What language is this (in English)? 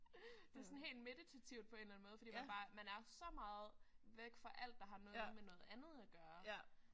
Danish